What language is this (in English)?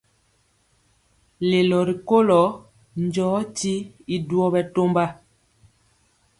Mpiemo